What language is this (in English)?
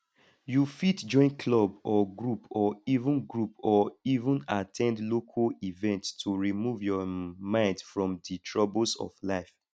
Nigerian Pidgin